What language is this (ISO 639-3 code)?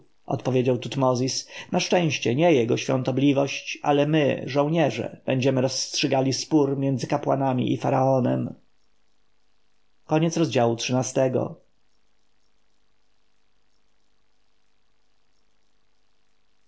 pol